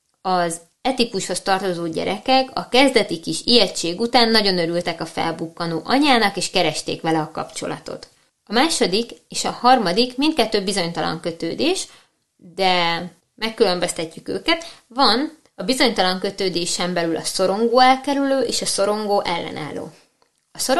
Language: Hungarian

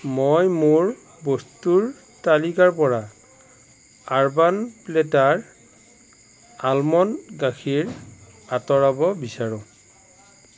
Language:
Assamese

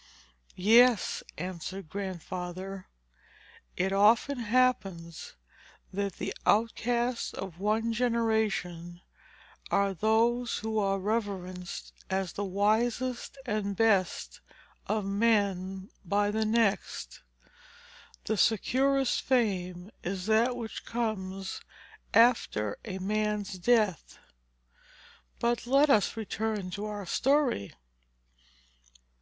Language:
English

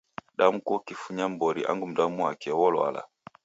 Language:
Taita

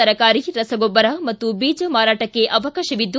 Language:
Kannada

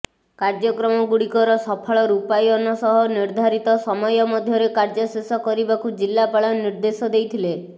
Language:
Odia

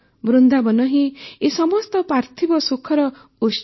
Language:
Odia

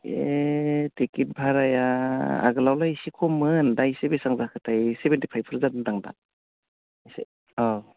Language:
Bodo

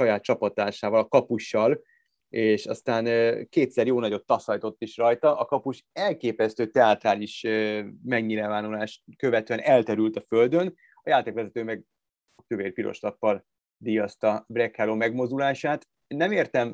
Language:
Hungarian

